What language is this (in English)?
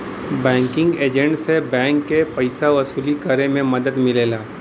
Bhojpuri